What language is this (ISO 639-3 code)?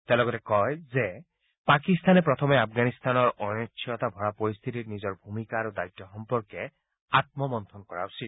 asm